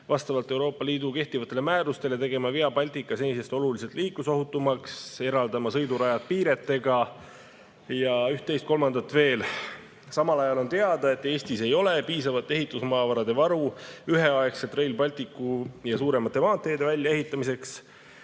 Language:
Estonian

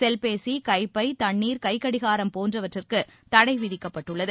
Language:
Tamil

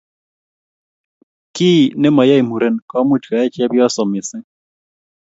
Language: Kalenjin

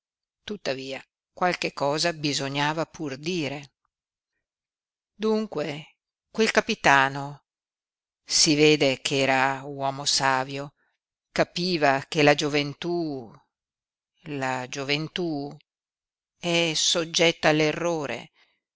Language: Italian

